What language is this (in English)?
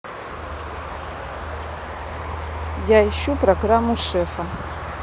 Russian